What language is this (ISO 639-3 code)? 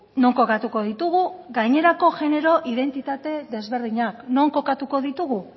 eus